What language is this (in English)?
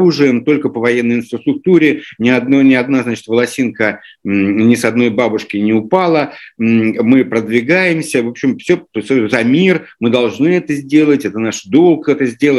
Russian